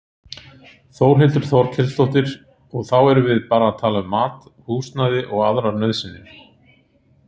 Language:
Icelandic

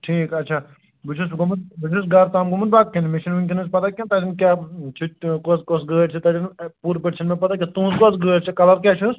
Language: Kashmiri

